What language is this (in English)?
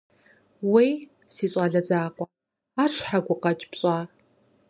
Kabardian